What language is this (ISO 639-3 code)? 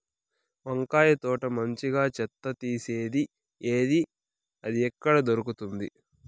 tel